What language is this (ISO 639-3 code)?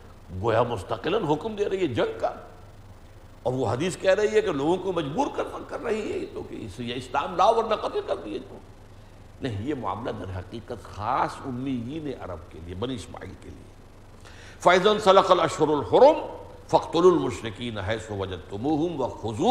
urd